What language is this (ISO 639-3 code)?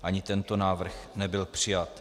ces